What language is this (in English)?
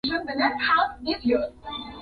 Swahili